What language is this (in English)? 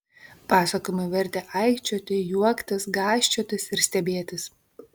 Lithuanian